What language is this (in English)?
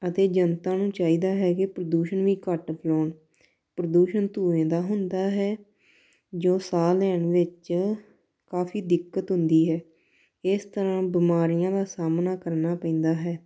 Punjabi